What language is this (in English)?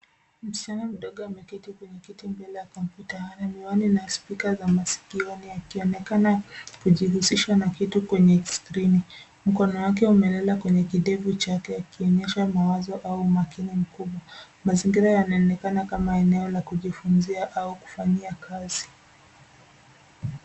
Swahili